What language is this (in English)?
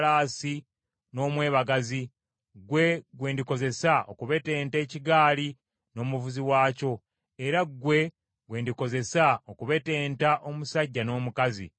Ganda